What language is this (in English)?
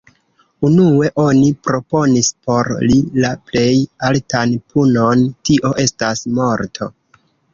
Esperanto